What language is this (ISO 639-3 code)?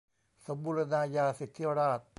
tha